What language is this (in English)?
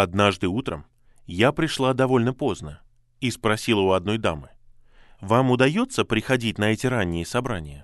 Russian